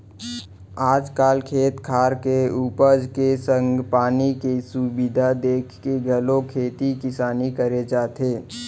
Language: Chhattisgarhi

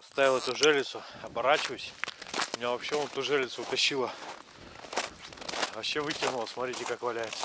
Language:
Russian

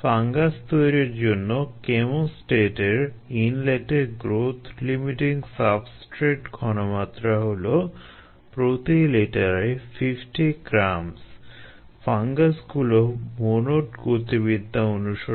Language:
Bangla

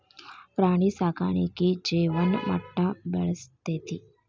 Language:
Kannada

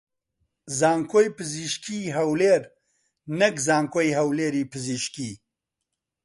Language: Central Kurdish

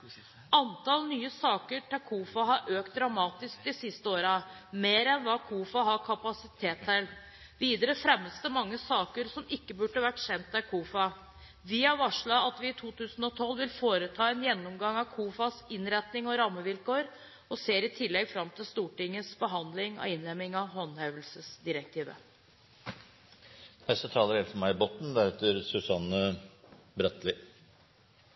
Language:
Norwegian Bokmål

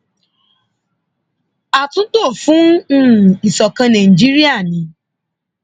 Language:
Yoruba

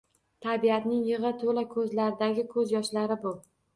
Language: Uzbek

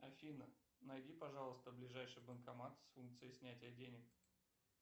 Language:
Russian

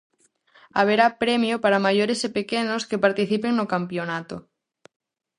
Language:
Galician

